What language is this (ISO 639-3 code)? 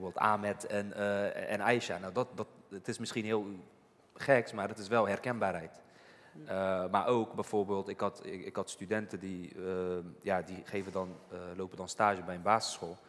nld